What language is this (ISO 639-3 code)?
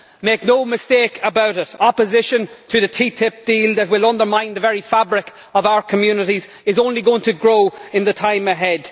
eng